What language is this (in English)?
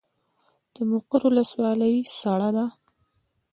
Pashto